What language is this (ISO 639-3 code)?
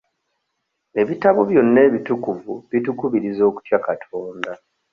lug